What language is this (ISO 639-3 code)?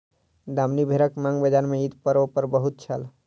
mai